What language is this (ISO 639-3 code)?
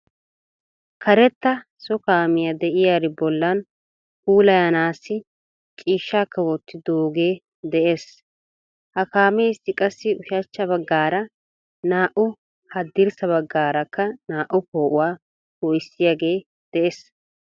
wal